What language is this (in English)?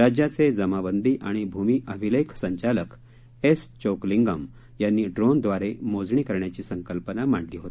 Marathi